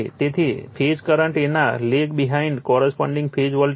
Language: Gujarati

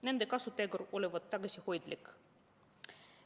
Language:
Estonian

